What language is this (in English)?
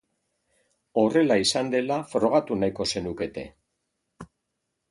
Basque